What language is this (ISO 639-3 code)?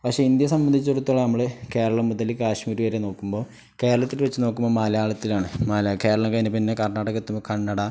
mal